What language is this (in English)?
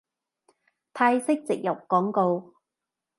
Cantonese